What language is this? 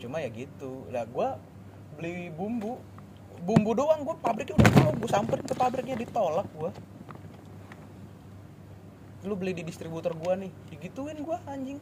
Indonesian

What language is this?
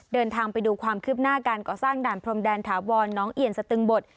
Thai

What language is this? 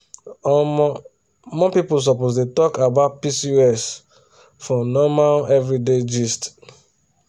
Nigerian Pidgin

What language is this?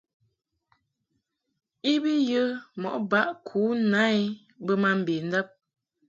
Mungaka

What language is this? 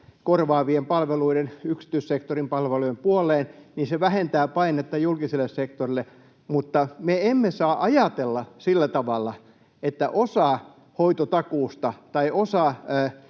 Finnish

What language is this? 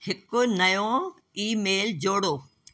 Sindhi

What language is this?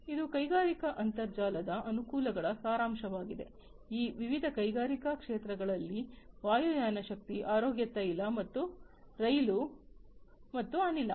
Kannada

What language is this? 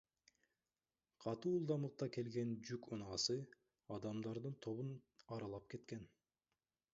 Kyrgyz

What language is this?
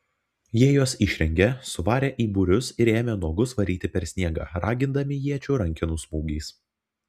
Lithuanian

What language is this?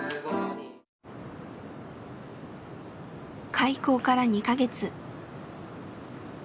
Japanese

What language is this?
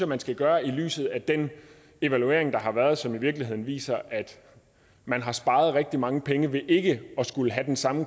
Danish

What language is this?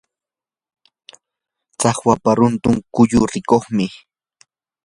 Yanahuanca Pasco Quechua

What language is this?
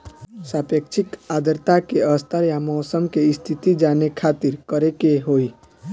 Bhojpuri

